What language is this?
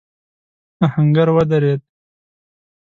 Pashto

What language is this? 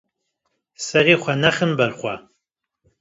Kurdish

